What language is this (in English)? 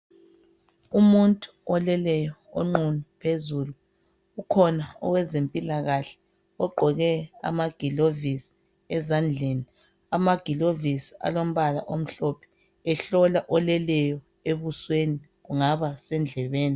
North Ndebele